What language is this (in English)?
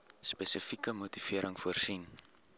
Afrikaans